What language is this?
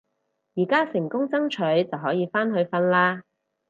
Cantonese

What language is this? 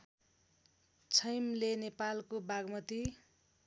Nepali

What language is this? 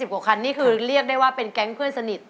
Thai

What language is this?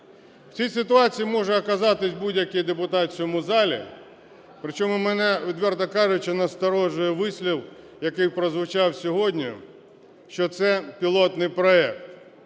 Ukrainian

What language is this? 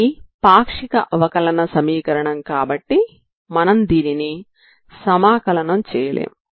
Telugu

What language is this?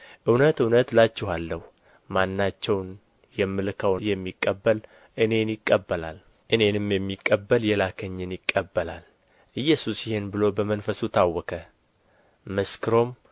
Amharic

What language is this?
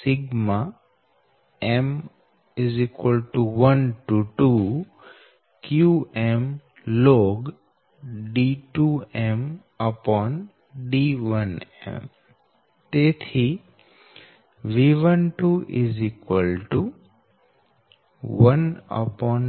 Gujarati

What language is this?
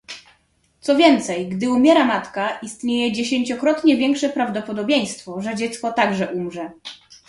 Polish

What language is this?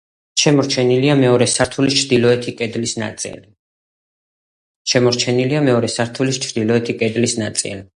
Georgian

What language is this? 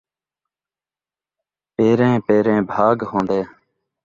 Saraiki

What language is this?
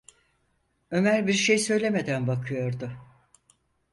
Turkish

